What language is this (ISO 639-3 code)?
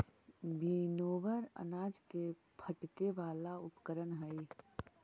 mag